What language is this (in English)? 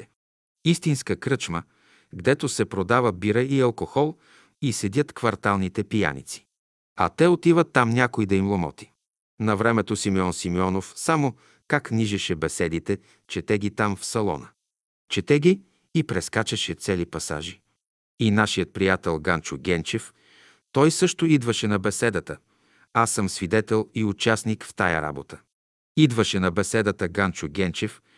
Bulgarian